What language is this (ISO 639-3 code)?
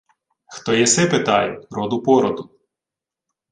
ukr